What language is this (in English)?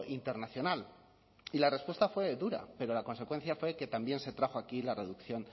Spanish